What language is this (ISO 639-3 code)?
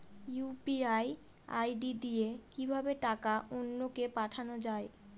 ben